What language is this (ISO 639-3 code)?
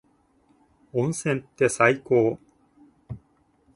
jpn